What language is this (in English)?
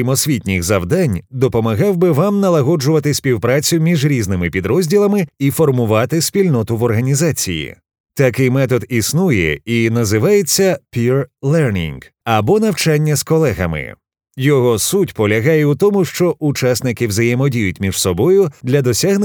Ukrainian